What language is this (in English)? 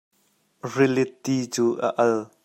Hakha Chin